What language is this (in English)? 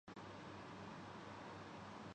Urdu